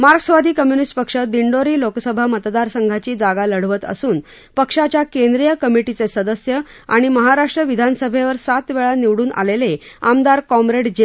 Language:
Marathi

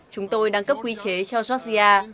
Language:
Vietnamese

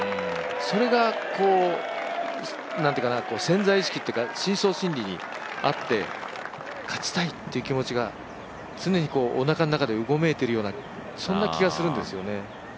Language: Japanese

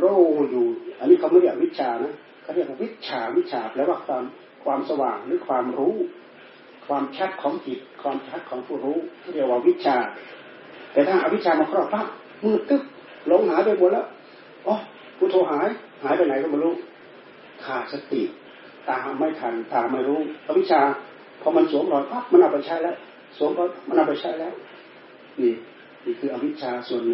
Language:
Thai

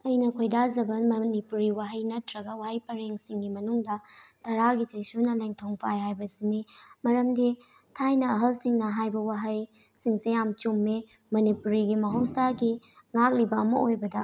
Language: Manipuri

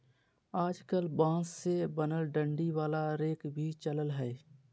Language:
Magahi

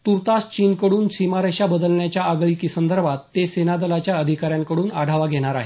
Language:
Marathi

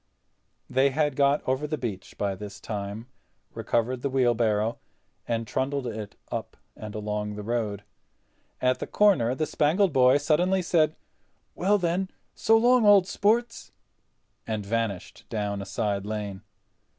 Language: English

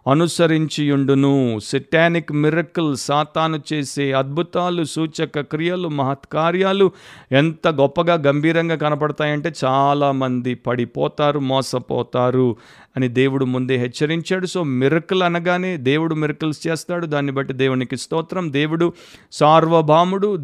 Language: Telugu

